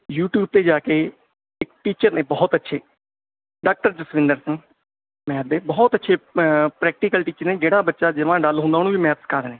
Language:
Punjabi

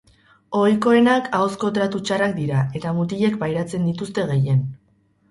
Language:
Basque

